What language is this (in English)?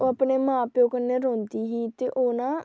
Dogri